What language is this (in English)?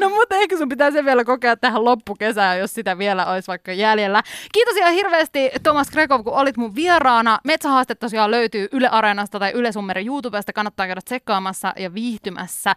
Finnish